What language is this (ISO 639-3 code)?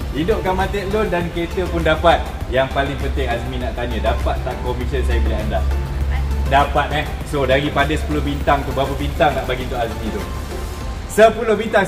msa